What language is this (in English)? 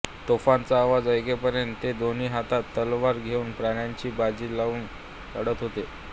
Marathi